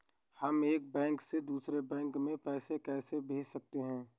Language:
Hindi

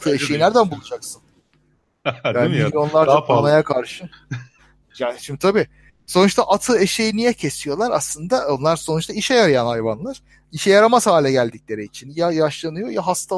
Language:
Turkish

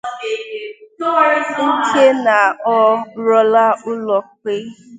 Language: Igbo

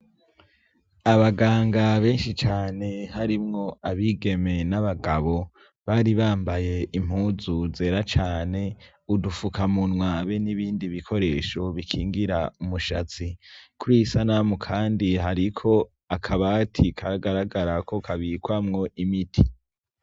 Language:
Rundi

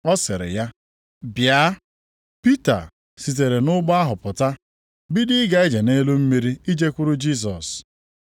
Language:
Igbo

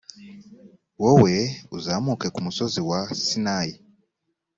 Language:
Kinyarwanda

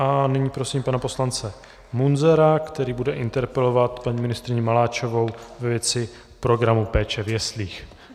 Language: Czech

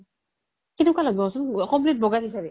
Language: Assamese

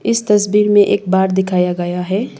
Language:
Hindi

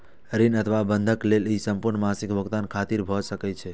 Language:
Maithili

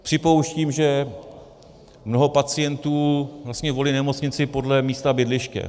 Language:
Czech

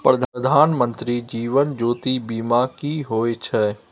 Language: Maithili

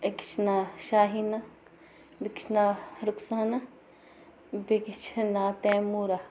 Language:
Kashmiri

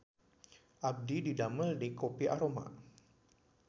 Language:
Sundanese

